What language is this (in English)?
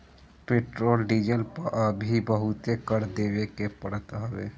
Bhojpuri